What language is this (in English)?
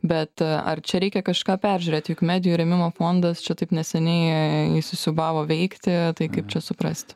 Lithuanian